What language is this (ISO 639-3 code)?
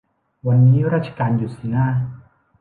tha